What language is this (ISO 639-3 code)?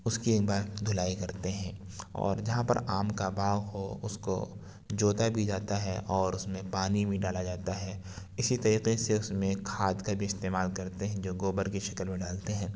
urd